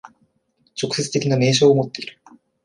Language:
Japanese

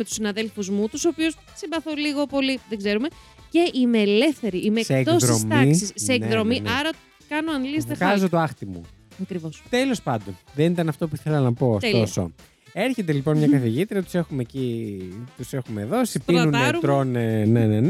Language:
Greek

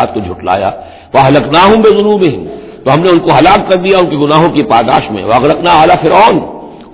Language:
Urdu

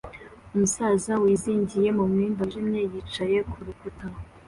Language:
Kinyarwanda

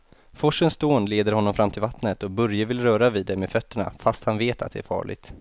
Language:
Swedish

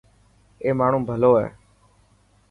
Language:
Dhatki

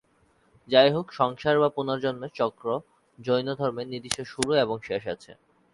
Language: Bangla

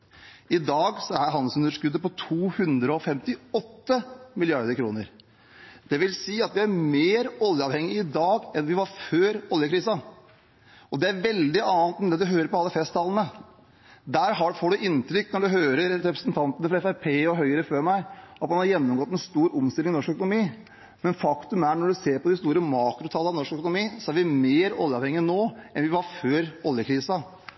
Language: Norwegian Bokmål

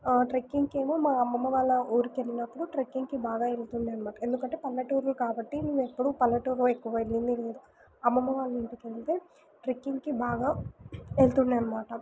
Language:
Telugu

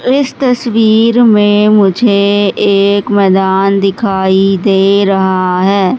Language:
Hindi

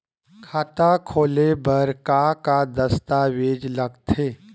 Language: Chhattisgarhi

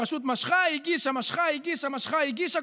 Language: Hebrew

